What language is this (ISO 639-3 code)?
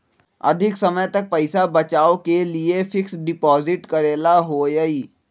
mag